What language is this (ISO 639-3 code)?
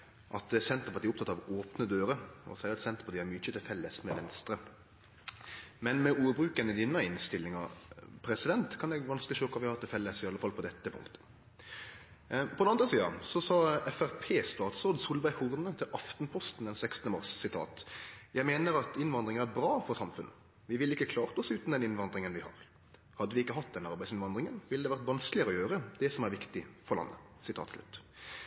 nno